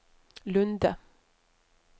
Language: Norwegian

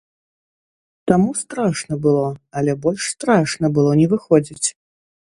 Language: Belarusian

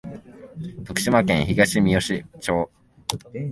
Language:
Japanese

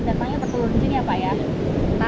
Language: Indonesian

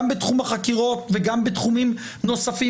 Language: Hebrew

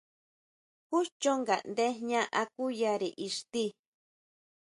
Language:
Huautla Mazatec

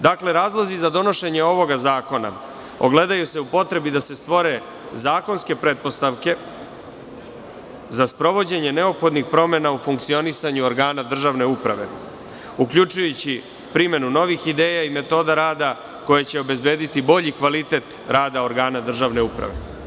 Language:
Serbian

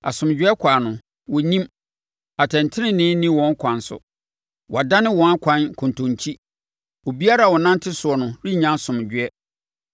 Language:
Akan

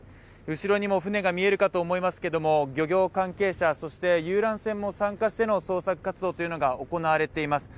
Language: Japanese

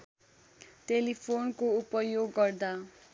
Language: Nepali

